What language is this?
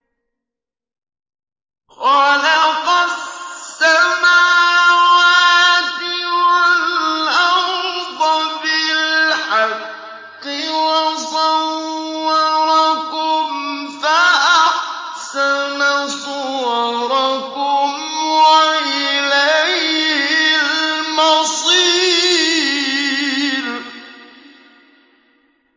Arabic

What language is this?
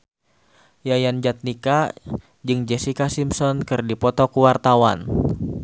Sundanese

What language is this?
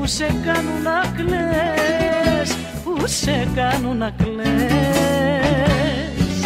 Greek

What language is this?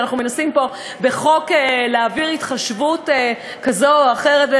Hebrew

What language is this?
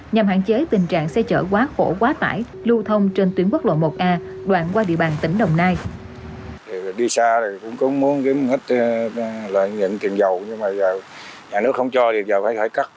Vietnamese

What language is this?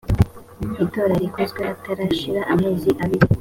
Kinyarwanda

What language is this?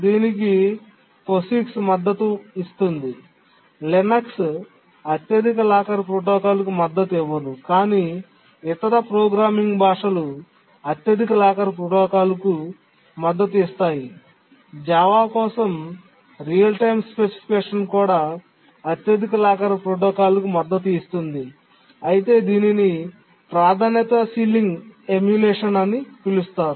Telugu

